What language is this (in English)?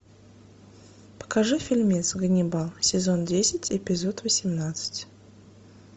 Russian